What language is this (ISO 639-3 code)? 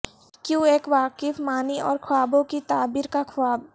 urd